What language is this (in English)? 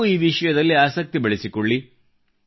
Kannada